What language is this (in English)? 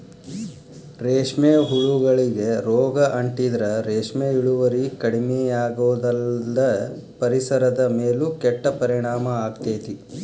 Kannada